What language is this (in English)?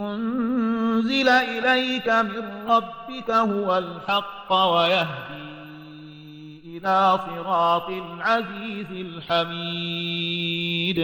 Arabic